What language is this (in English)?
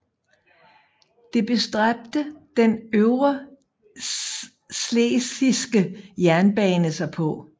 Danish